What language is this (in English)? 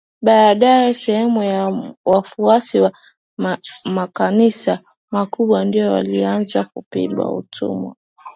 Swahili